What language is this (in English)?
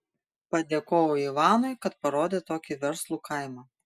Lithuanian